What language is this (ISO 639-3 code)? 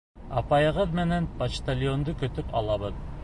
bak